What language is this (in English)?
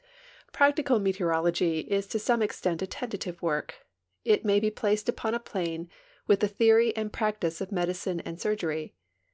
English